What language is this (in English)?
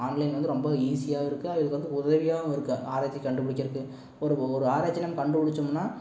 Tamil